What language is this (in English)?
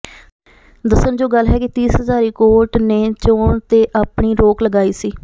Punjabi